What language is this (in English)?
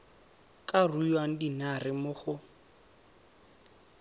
Tswana